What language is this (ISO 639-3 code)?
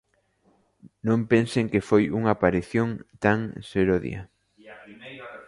glg